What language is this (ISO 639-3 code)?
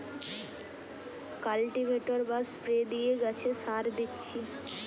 ben